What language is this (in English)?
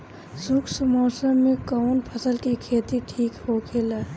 Bhojpuri